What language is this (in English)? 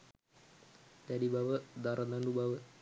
Sinhala